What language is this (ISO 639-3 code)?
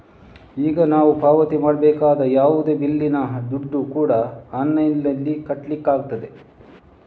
kan